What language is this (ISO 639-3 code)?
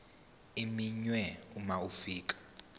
zul